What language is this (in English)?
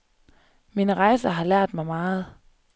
Danish